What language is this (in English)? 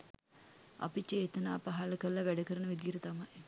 Sinhala